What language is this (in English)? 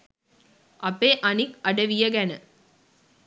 Sinhala